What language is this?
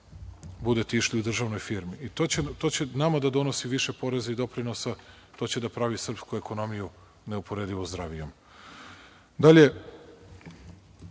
Serbian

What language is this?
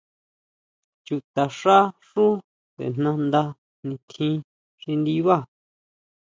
Huautla Mazatec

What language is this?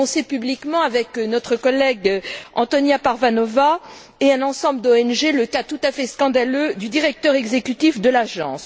French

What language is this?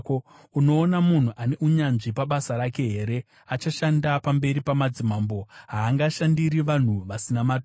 Shona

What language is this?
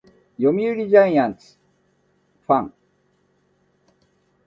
Japanese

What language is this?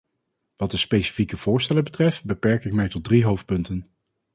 Dutch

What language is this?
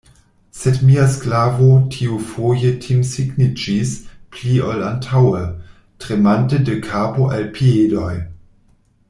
Esperanto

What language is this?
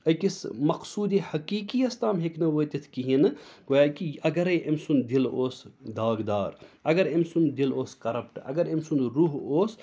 Kashmiri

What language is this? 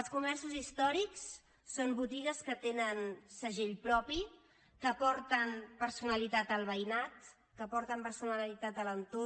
Catalan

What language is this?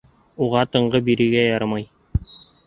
Bashkir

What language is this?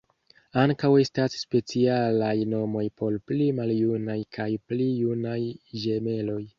Esperanto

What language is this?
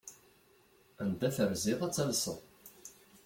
Kabyle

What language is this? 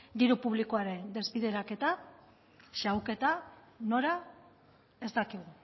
Basque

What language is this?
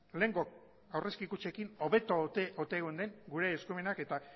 Basque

